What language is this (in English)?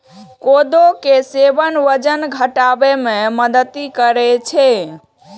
Maithili